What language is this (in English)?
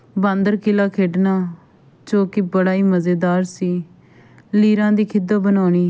Punjabi